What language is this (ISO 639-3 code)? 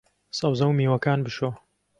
ckb